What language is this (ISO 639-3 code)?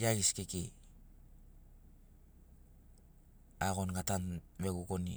snc